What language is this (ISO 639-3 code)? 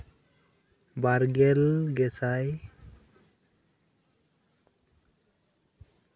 sat